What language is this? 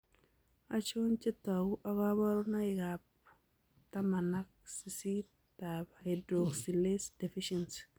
Kalenjin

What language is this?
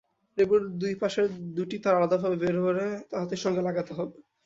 Bangla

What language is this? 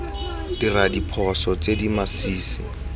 Tswana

